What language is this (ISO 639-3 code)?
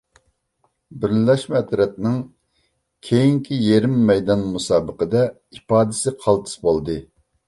uig